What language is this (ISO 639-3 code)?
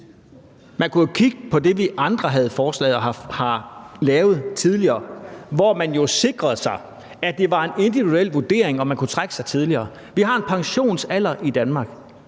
dan